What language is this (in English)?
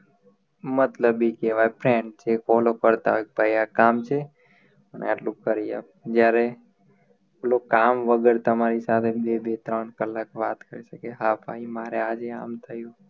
Gujarati